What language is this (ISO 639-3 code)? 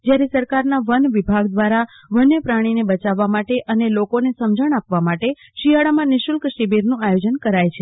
guj